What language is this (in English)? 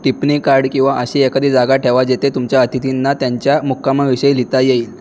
Marathi